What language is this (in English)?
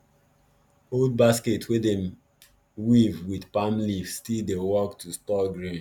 Nigerian Pidgin